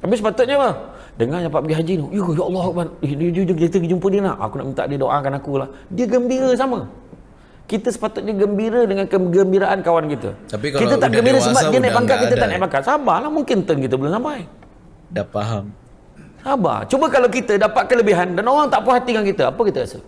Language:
Malay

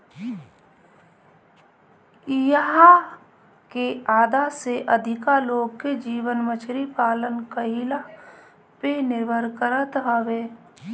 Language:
Bhojpuri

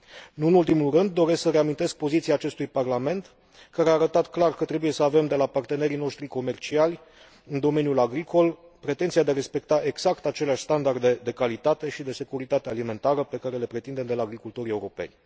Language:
Romanian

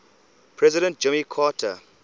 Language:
English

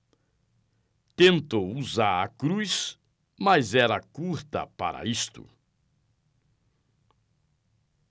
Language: Portuguese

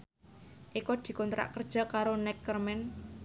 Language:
Javanese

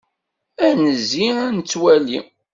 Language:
Kabyle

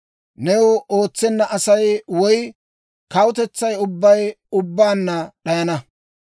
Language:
Dawro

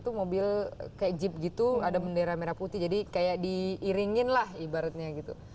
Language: Indonesian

